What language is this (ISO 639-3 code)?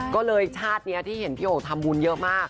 tha